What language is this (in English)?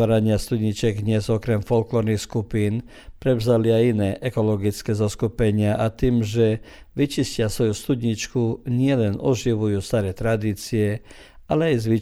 Croatian